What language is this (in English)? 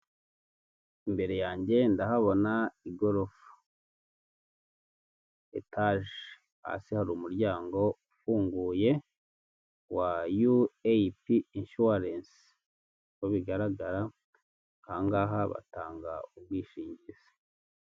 Kinyarwanda